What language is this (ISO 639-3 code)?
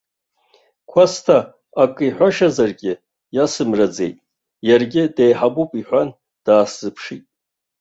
abk